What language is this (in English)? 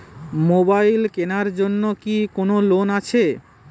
Bangla